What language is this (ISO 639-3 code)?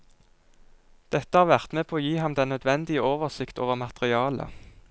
nor